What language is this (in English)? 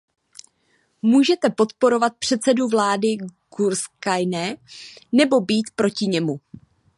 Czech